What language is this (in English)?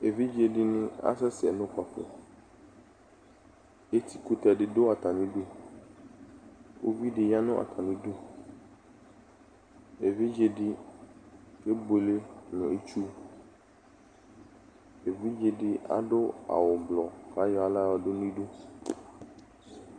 Ikposo